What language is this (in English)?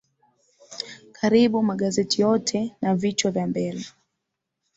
Swahili